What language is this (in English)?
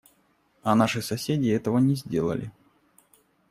Russian